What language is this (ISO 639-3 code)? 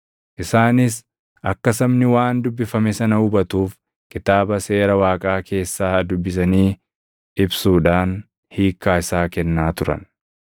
orm